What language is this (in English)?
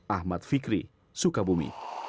Indonesian